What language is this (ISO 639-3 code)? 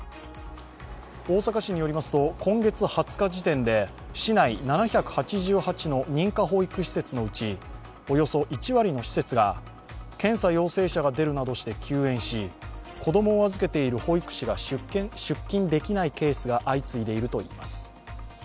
jpn